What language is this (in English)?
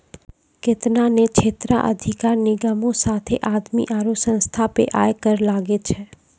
Maithili